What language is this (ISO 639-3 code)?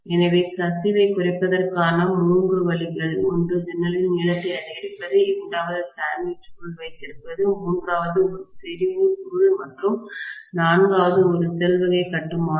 tam